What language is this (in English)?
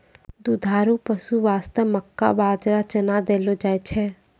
Maithili